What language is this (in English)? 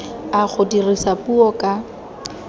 Tswana